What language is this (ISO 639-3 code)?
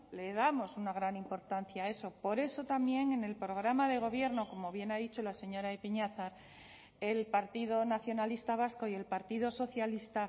spa